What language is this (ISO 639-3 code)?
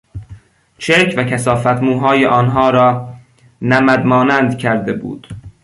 fas